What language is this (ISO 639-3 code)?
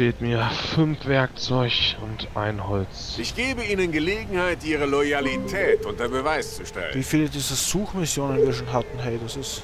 deu